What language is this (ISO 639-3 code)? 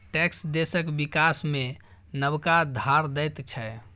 mai